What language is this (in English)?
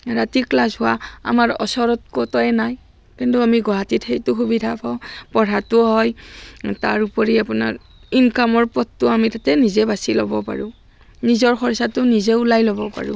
Assamese